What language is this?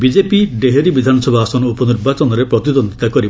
Odia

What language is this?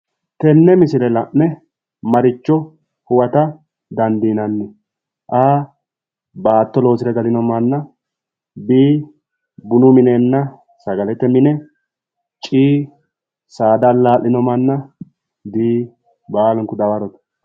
Sidamo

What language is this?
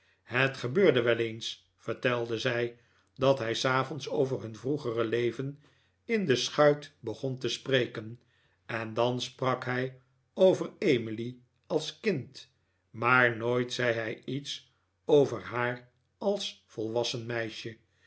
Dutch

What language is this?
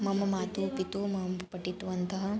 Sanskrit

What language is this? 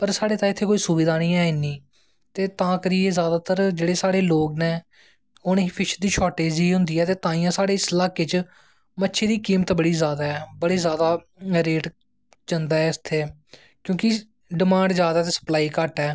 Dogri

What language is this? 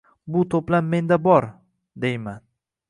Uzbek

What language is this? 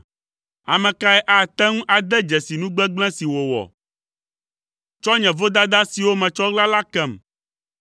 Ewe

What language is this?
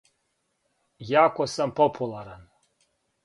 Serbian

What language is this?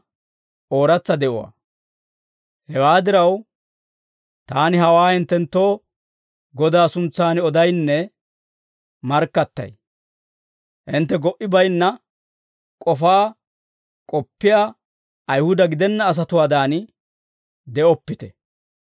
Dawro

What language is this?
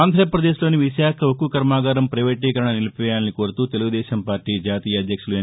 Telugu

